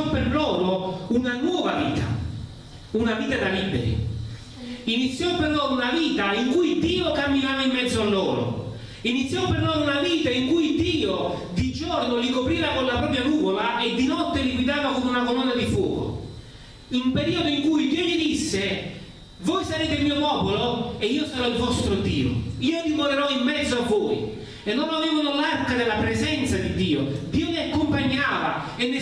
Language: Italian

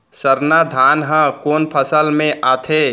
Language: Chhattisgarhi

